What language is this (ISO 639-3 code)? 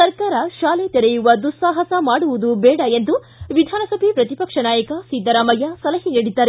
kan